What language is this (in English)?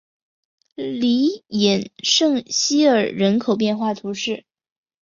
Chinese